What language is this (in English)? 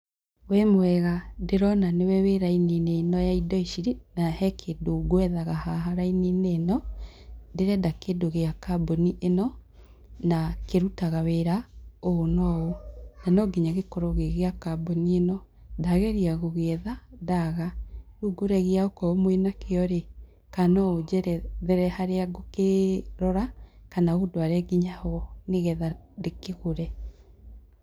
Kikuyu